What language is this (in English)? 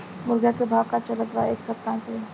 Bhojpuri